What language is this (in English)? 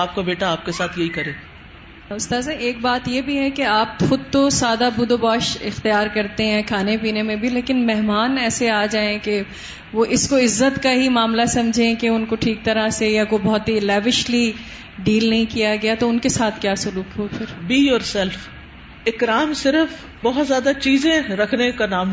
Urdu